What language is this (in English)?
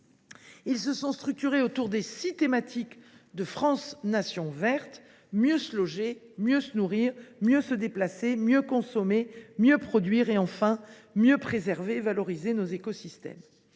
French